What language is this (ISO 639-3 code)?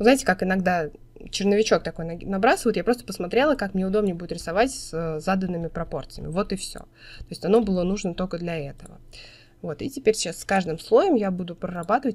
rus